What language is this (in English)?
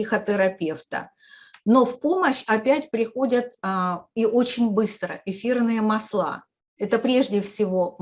Russian